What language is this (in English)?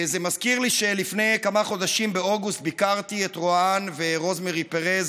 Hebrew